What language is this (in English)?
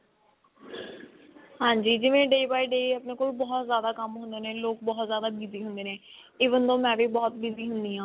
Punjabi